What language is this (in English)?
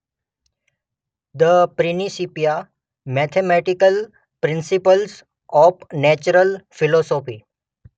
Gujarati